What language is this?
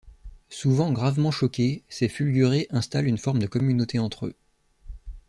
French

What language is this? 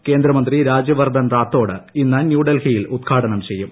Malayalam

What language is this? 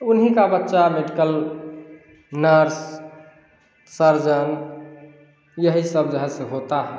Hindi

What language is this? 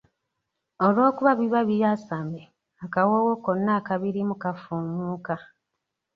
Ganda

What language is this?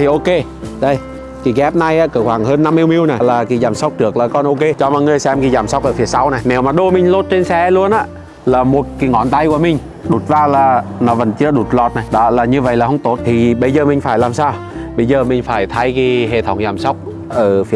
Vietnamese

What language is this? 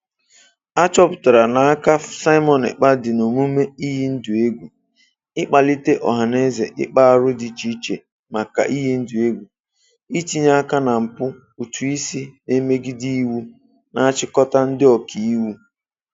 Igbo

